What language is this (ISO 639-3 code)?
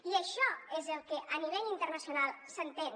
cat